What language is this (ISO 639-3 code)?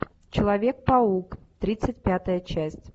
rus